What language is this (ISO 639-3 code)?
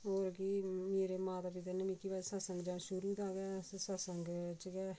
doi